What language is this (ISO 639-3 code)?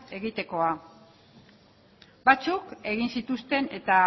eus